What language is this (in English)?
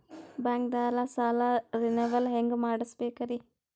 Kannada